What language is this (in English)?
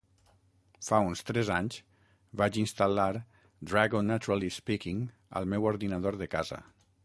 Catalan